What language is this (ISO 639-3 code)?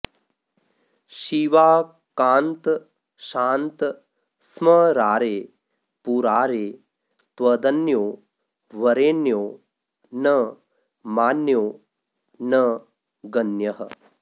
san